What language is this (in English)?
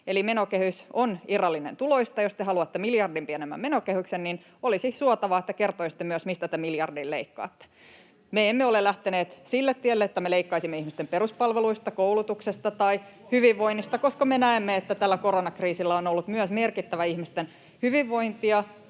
Finnish